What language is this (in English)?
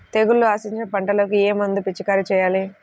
Telugu